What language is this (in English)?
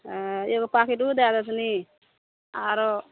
Maithili